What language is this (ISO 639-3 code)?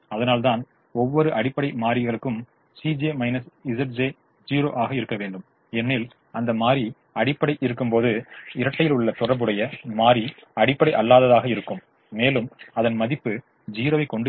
tam